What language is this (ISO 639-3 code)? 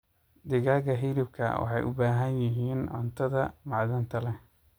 som